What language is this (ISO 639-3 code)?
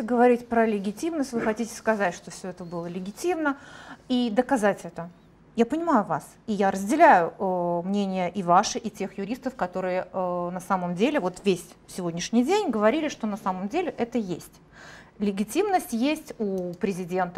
rus